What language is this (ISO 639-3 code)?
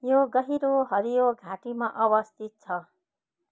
nep